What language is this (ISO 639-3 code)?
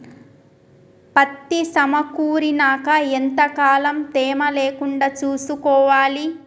tel